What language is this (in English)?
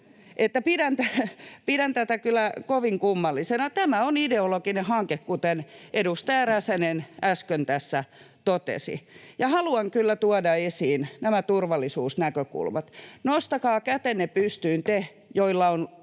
Finnish